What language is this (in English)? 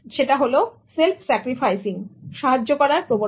Bangla